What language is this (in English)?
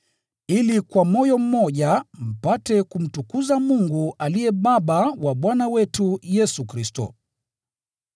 Swahili